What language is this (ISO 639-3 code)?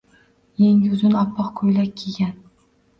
uzb